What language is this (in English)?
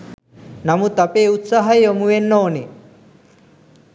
Sinhala